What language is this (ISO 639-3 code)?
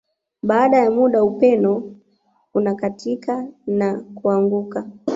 swa